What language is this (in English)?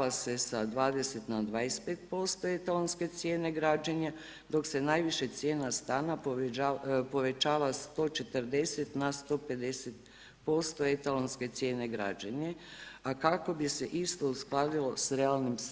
Croatian